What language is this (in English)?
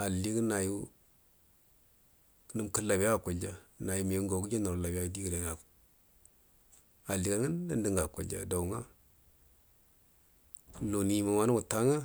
Buduma